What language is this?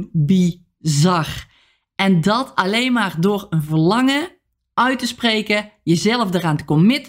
Dutch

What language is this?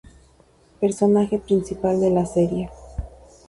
Spanish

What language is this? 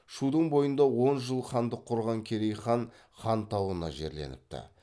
Kazakh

